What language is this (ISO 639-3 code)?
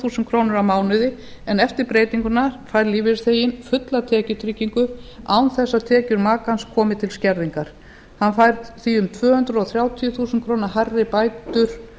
isl